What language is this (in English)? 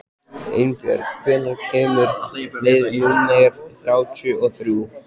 Icelandic